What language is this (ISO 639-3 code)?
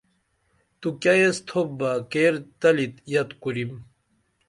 dml